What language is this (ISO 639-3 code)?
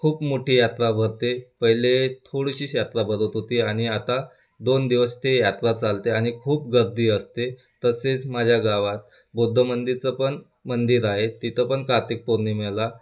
mar